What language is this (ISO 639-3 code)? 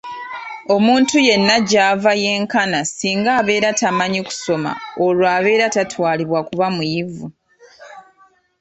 lug